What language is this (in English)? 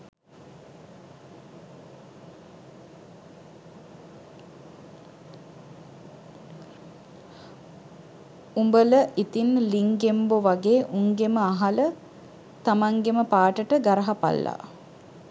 Sinhala